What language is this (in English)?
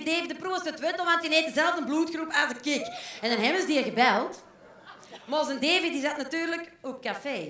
Dutch